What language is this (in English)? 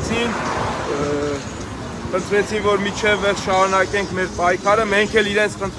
Turkish